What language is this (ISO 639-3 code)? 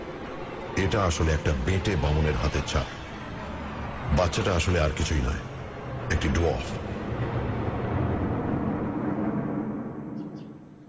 ben